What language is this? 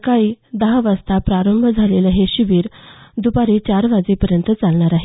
Marathi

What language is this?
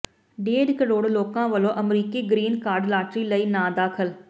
Punjabi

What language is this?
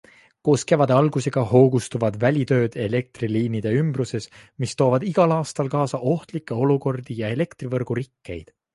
Estonian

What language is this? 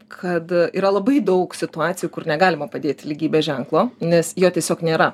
Lithuanian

